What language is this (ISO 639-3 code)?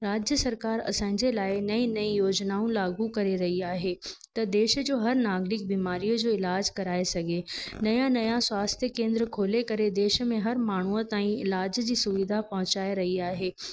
snd